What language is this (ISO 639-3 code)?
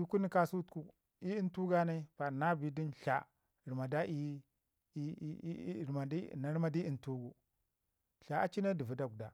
ngi